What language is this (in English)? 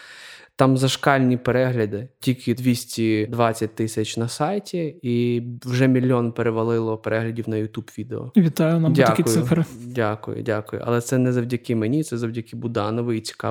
Ukrainian